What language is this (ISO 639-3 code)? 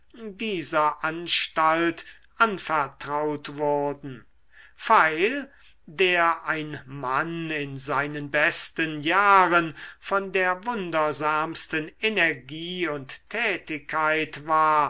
deu